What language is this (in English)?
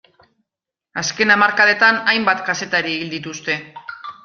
Basque